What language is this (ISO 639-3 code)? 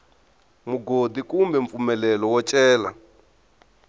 tso